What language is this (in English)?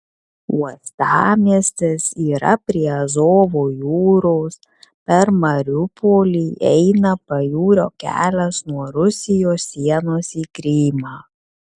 Lithuanian